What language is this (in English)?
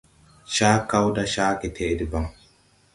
Tupuri